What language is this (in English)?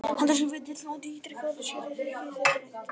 Icelandic